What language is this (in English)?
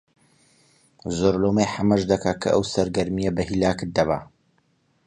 Central Kurdish